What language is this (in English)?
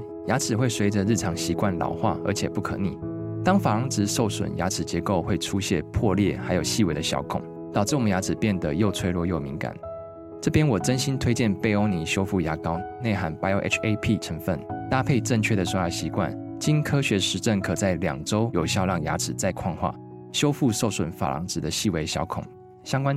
Chinese